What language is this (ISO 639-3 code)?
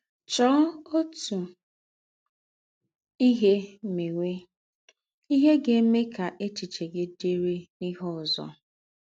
ibo